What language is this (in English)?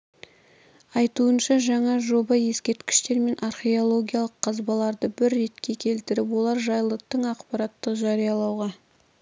Kazakh